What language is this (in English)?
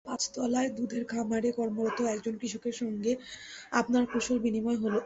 Bangla